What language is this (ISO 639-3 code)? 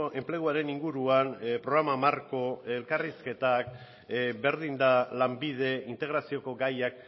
eus